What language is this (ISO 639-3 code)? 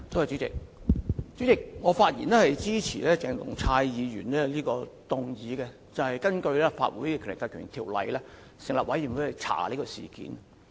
yue